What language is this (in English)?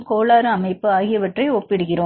Tamil